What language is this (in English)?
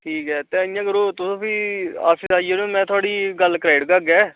Dogri